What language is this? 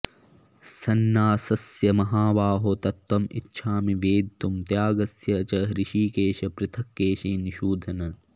Sanskrit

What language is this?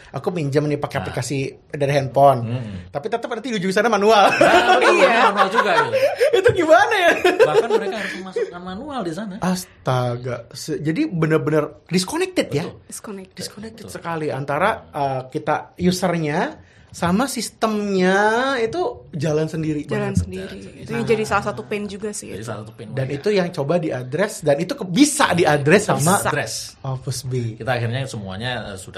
Indonesian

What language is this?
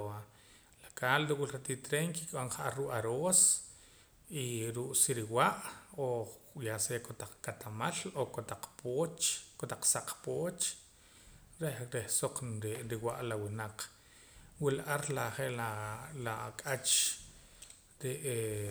Poqomam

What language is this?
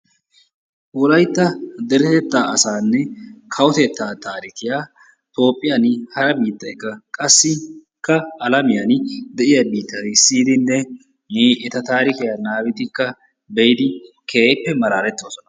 Wolaytta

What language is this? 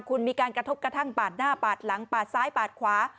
Thai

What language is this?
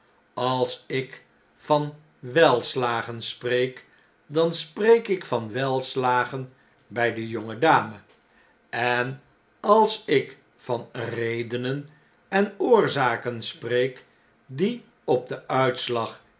Dutch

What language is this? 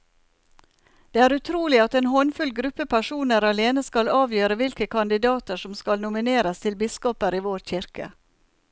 Norwegian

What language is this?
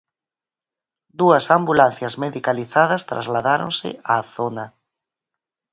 Galician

